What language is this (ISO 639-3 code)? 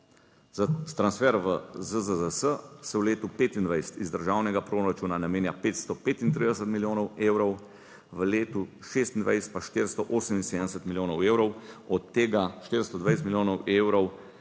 slv